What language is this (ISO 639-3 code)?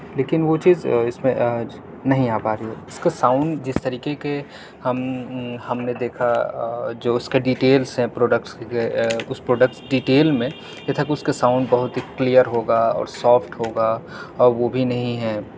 urd